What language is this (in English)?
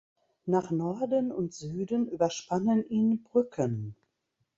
German